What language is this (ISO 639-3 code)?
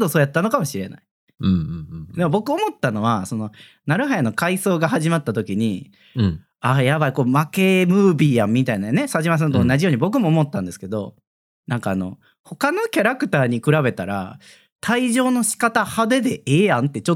jpn